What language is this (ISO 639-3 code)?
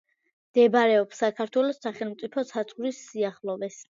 kat